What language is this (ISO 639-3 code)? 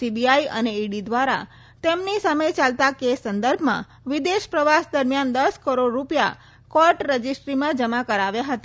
guj